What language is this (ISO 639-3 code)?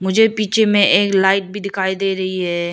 hin